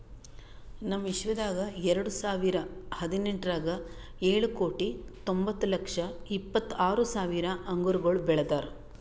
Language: Kannada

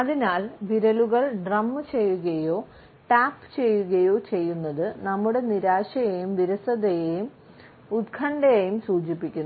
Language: Malayalam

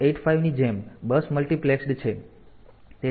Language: Gujarati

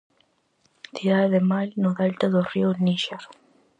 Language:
Galician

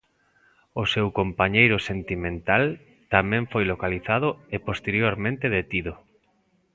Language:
Galician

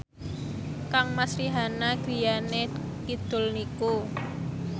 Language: Javanese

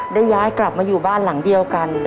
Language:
Thai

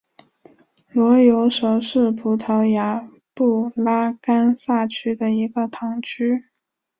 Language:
Chinese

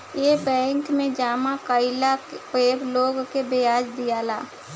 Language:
Bhojpuri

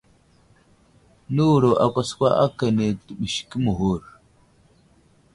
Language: Wuzlam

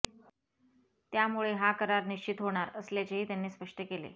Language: Marathi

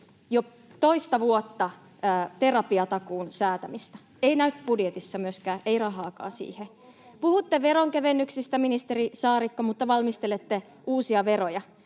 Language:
Finnish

